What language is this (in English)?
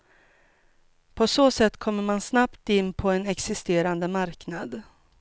Swedish